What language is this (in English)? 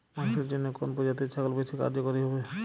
Bangla